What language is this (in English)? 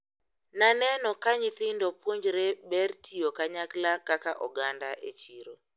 Luo (Kenya and Tanzania)